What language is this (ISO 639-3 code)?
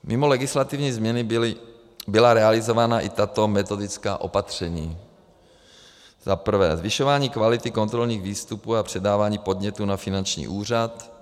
ces